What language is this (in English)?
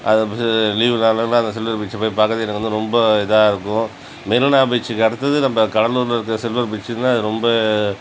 Tamil